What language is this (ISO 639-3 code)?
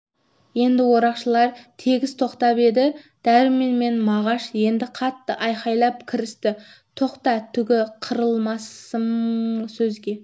kaz